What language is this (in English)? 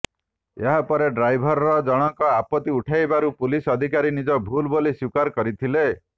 Odia